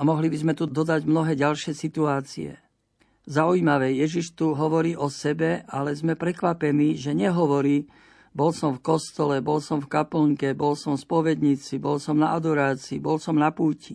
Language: Slovak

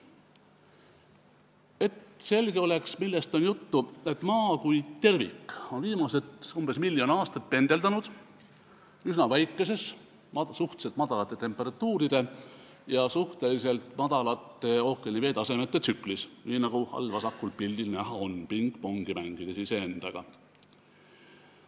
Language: Estonian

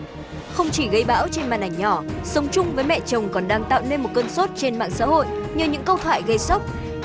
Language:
Vietnamese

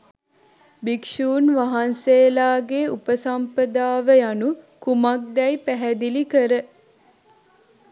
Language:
Sinhala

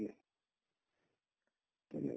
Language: Assamese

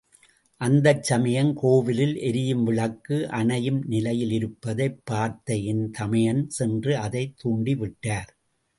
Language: Tamil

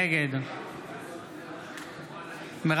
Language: Hebrew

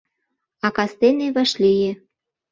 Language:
Mari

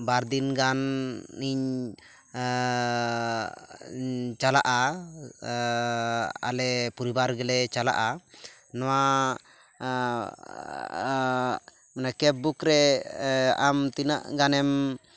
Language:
Santali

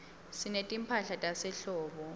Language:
Swati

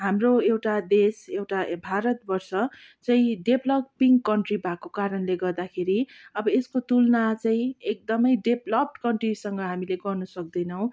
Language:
Nepali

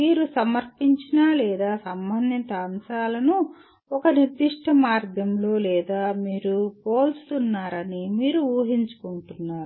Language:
Telugu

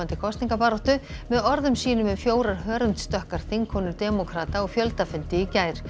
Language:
Icelandic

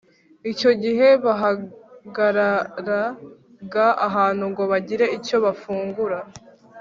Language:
Kinyarwanda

